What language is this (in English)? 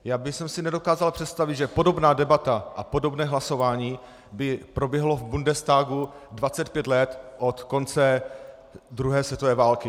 Czech